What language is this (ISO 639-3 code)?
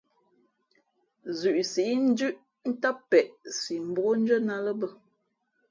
fmp